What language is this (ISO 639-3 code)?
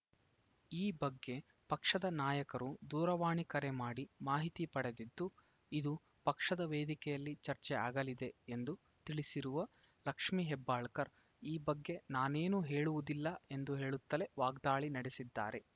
kan